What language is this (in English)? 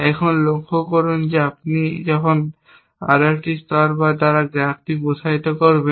Bangla